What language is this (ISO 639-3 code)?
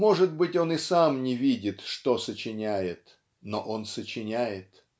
rus